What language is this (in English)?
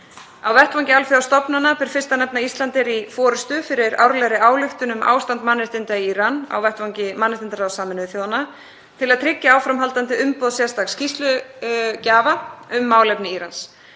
Icelandic